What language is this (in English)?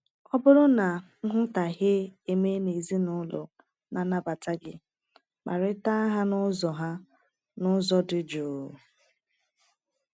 Igbo